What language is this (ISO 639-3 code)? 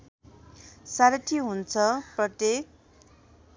nep